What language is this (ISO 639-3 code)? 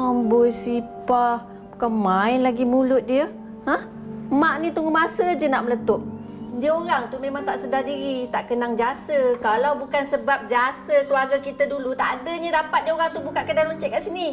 msa